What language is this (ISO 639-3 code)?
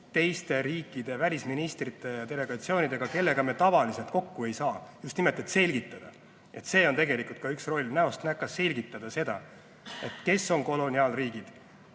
est